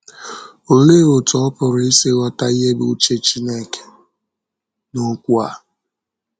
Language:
Igbo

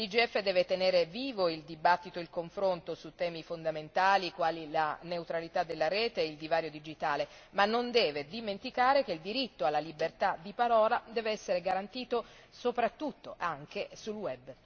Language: Italian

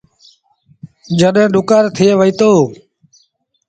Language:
Sindhi Bhil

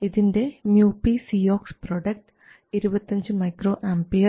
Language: Malayalam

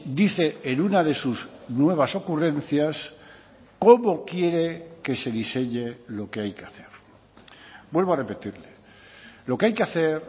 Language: Spanish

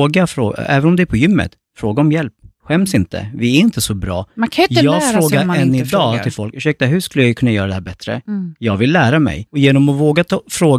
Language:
Swedish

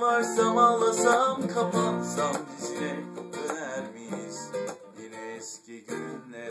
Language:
Turkish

